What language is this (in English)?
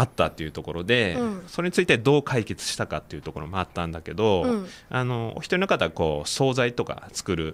Japanese